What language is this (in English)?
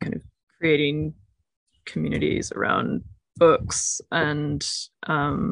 English